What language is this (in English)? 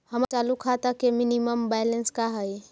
Magahi